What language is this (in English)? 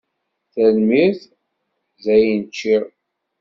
Kabyle